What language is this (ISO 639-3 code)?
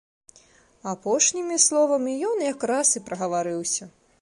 bel